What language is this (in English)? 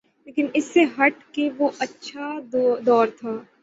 Urdu